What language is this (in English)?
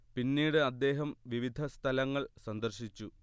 Malayalam